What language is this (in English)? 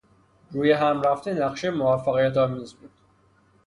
Persian